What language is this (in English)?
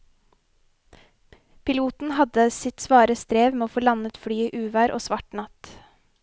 Norwegian